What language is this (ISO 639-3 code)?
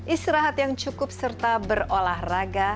ind